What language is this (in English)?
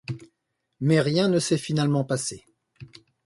French